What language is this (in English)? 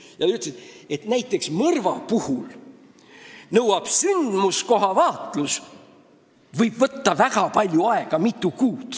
Estonian